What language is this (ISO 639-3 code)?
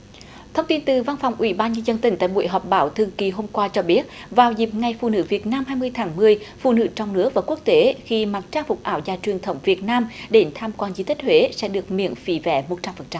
vie